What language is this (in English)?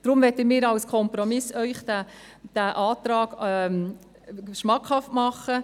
Swiss German